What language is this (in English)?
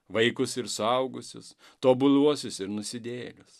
Lithuanian